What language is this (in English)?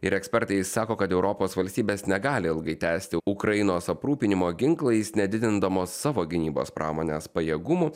Lithuanian